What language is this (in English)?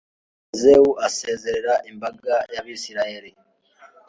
Kinyarwanda